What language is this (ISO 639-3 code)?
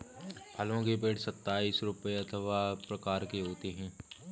hin